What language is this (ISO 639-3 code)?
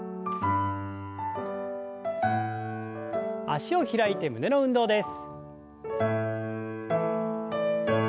jpn